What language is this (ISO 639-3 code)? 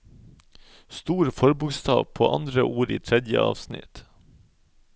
nor